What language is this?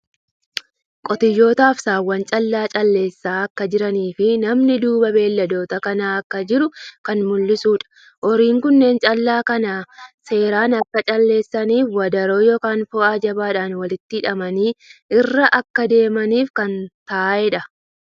Oromo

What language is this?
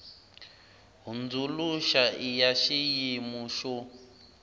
Tsonga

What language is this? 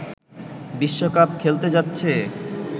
Bangla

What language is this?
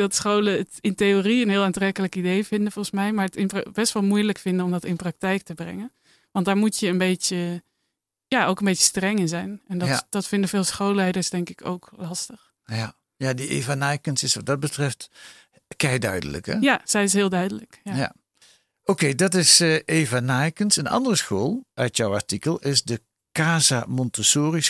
Dutch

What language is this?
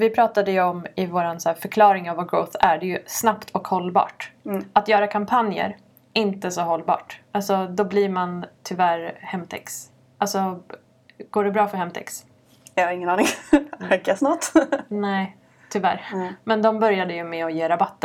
Swedish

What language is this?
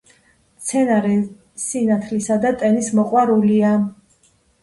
Georgian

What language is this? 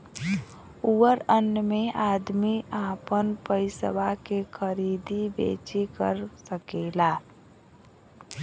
Bhojpuri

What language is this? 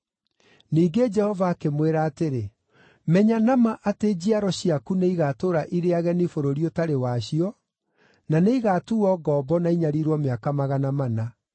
Kikuyu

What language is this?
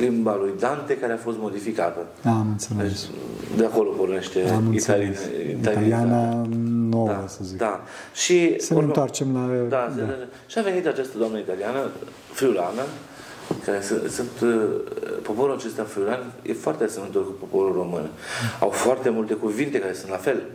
Romanian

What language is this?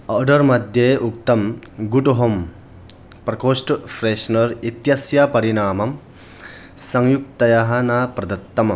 Sanskrit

